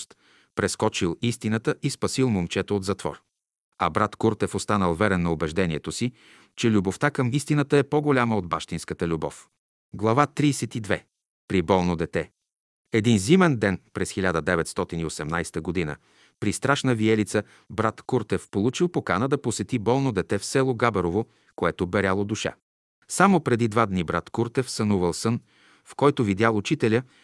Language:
Bulgarian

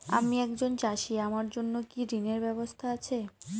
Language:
Bangla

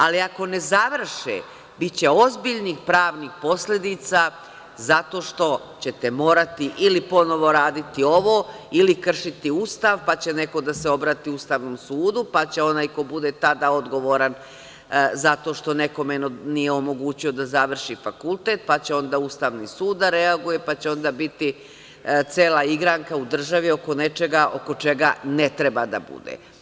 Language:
Serbian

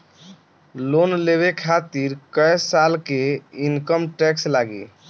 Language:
Bhojpuri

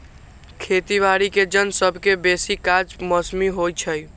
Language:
Magahi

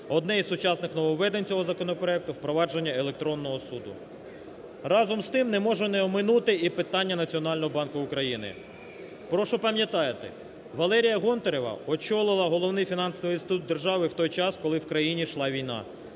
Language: Ukrainian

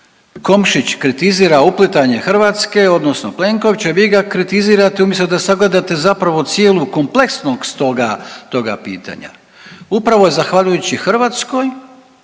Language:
Croatian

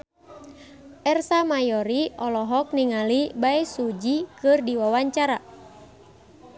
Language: Sundanese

